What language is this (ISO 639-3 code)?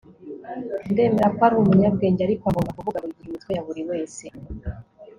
kin